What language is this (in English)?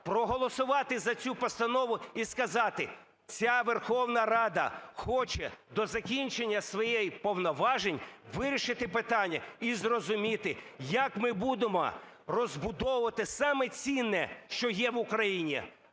Ukrainian